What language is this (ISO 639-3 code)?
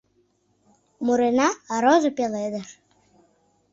chm